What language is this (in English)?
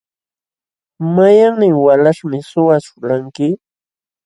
Jauja Wanca Quechua